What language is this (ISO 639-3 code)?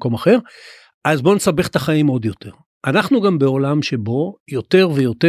heb